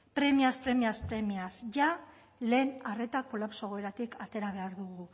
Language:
Basque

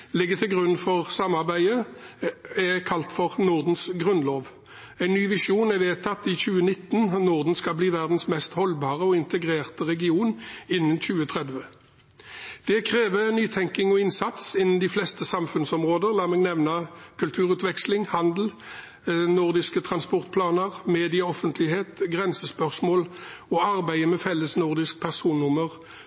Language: Norwegian Bokmål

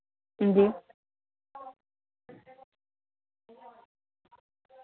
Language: Dogri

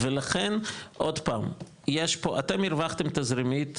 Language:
Hebrew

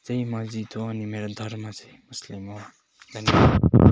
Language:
Nepali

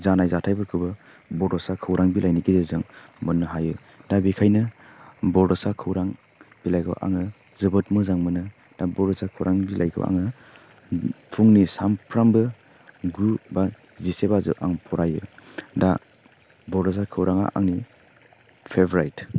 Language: Bodo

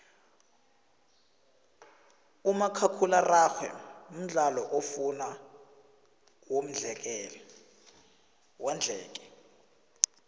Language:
South Ndebele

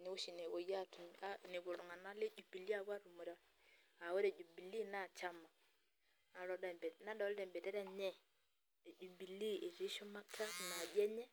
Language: Masai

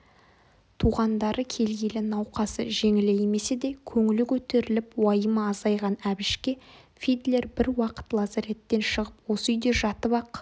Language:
Kazakh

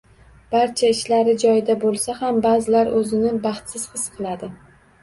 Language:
Uzbek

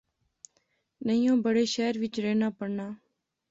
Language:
Pahari-Potwari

